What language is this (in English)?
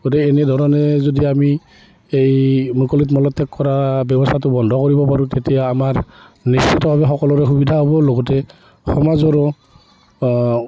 Assamese